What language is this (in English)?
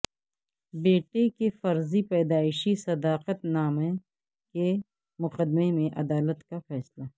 Urdu